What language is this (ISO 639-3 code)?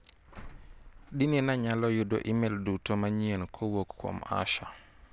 luo